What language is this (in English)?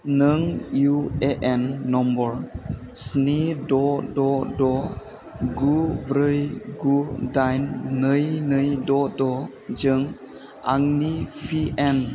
Bodo